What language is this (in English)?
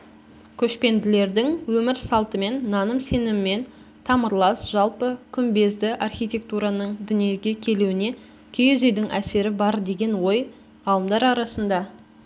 Kazakh